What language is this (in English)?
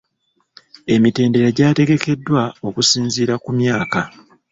Ganda